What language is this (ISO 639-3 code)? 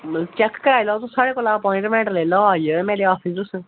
doi